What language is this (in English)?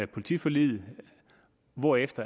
Danish